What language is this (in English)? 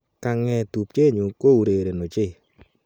Kalenjin